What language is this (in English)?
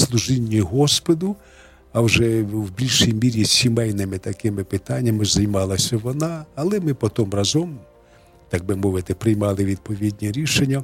Ukrainian